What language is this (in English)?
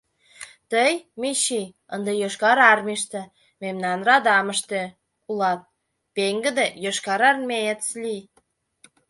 Mari